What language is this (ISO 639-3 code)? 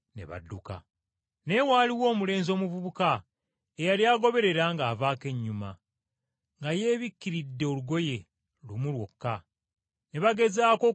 lug